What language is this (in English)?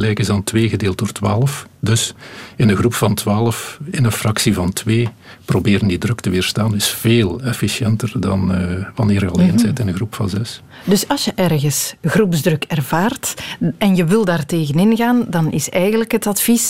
Dutch